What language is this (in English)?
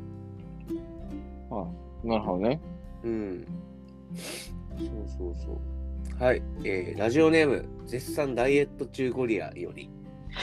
Japanese